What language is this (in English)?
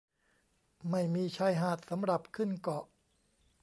Thai